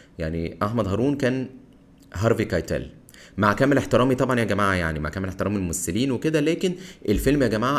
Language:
Arabic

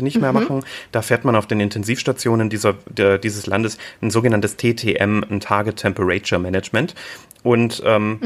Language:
German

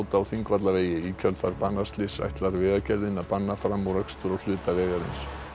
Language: Icelandic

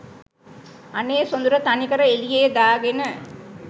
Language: Sinhala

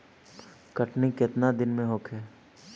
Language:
Bhojpuri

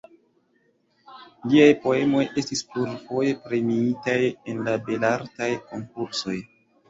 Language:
Esperanto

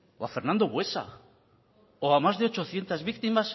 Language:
Spanish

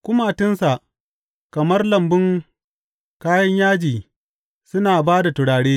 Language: Hausa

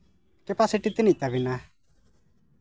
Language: Santali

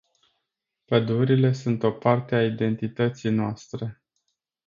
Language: Romanian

